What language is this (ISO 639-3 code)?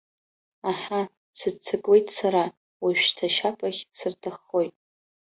abk